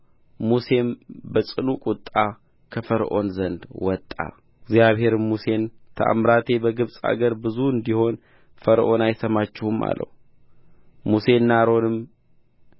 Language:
Amharic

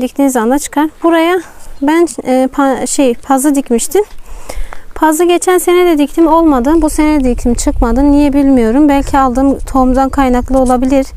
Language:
Turkish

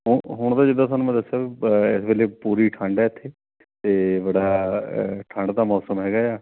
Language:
Punjabi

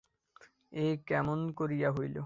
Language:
Bangla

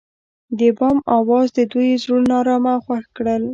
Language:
Pashto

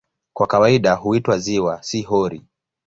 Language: Swahili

